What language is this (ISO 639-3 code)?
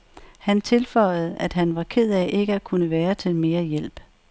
dan